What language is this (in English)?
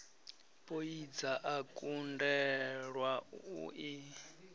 Venda